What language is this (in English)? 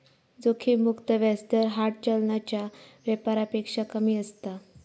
Marathi